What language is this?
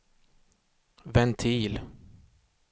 Swedish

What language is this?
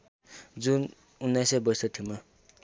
Nepali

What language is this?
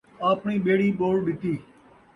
Saraiki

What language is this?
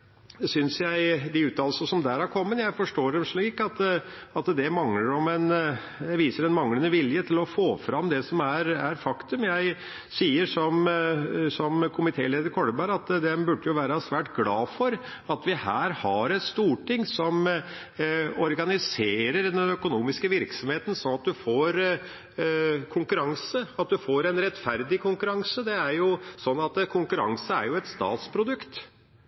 Norwegian Bokmål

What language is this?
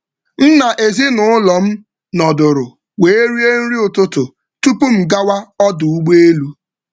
Igbo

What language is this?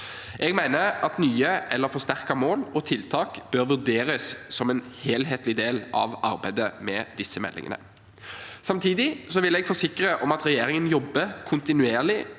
Norwegian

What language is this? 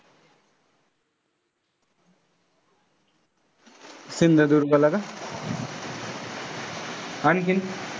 Marathi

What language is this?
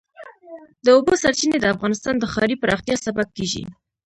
Pashto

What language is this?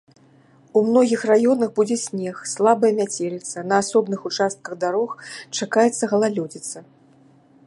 Belarusian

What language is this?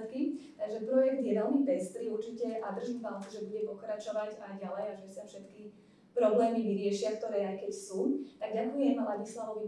Slovak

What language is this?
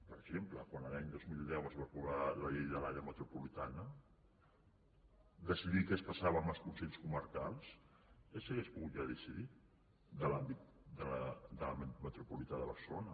Catalan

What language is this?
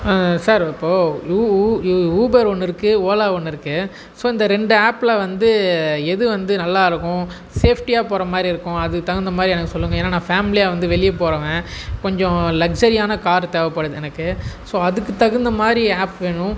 Tamil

